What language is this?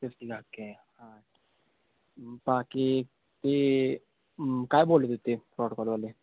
Marathi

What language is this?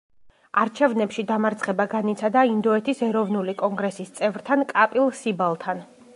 Georgian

